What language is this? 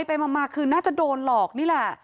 Thai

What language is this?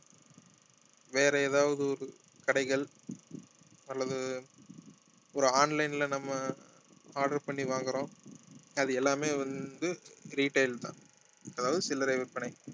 Tamil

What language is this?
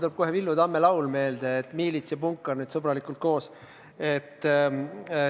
Estonian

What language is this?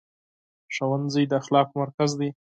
Pashto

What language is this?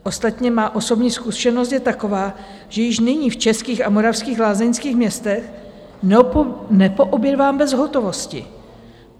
Czech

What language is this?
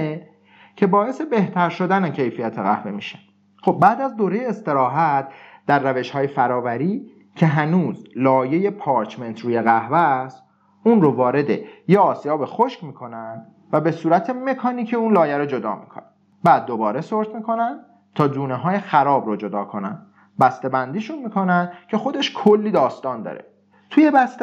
Persian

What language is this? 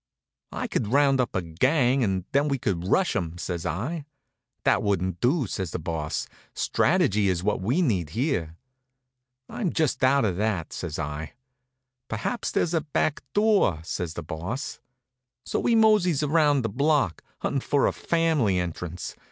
English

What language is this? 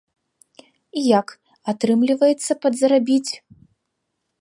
Belarusian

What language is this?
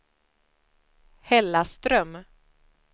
Swedish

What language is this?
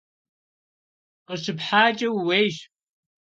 Kabardian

